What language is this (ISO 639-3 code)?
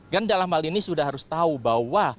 ind